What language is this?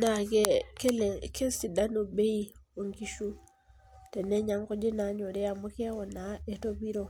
Masai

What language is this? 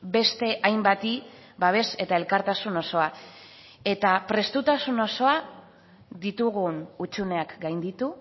Basque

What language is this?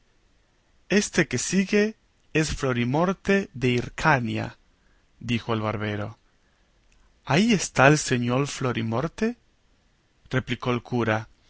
Spanish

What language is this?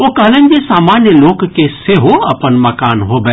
Maithili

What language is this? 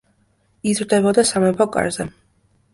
Georgian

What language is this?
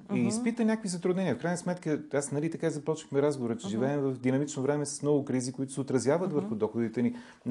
Bulgarian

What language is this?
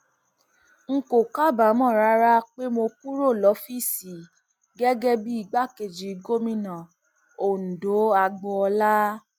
Yoruba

